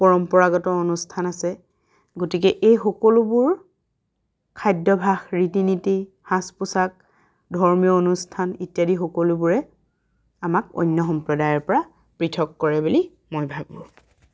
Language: Assamese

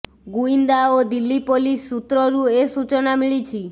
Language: Odia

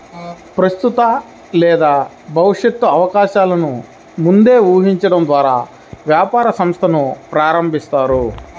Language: Telugu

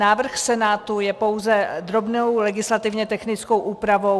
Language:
Czech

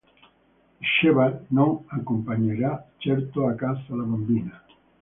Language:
Italian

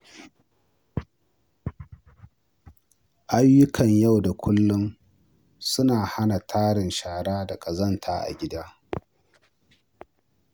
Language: Hausa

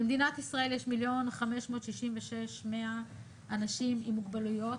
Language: Hebrew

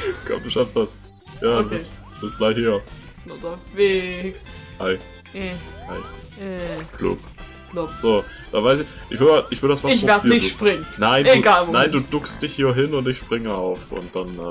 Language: German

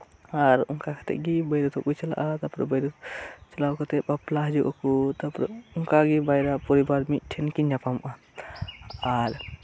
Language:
Santali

